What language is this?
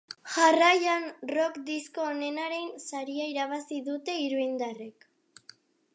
Basque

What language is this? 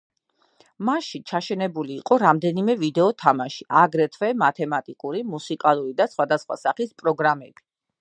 Georgian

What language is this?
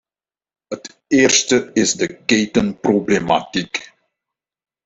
Dutch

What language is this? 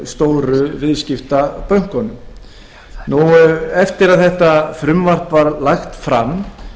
Icelandic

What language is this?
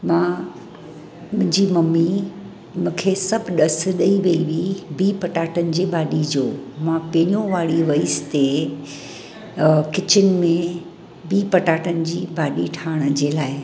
Sindhi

